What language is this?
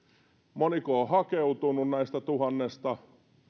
Finnish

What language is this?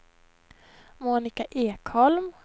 Swedish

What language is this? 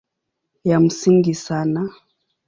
Swahili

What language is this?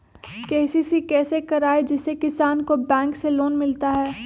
Magahi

